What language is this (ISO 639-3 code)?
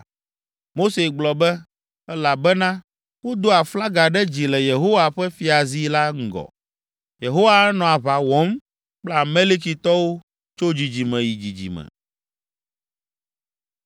ewe